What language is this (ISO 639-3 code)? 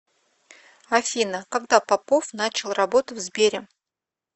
rus